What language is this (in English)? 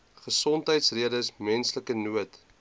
Afrikaans